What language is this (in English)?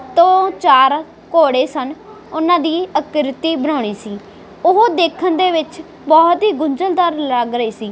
Punjabi